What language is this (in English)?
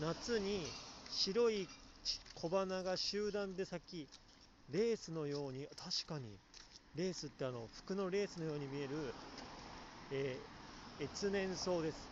Japanese